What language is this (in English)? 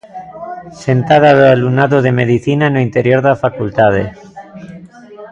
Galician